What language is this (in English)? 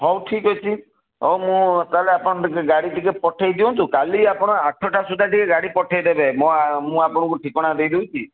Odia